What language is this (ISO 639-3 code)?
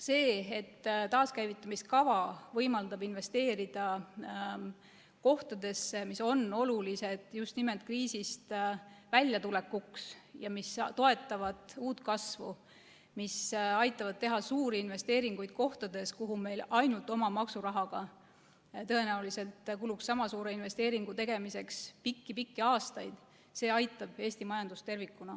est